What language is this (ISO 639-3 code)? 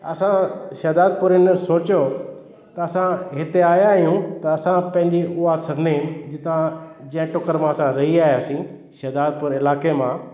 snd